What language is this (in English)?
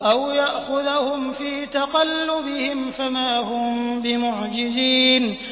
Arabic